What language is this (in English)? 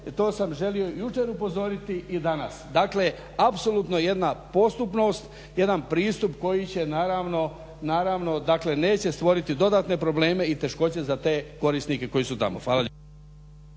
Croatian